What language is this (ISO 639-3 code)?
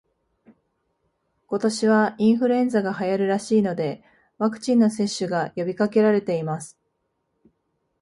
jpn